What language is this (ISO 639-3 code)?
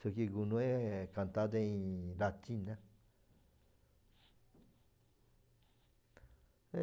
por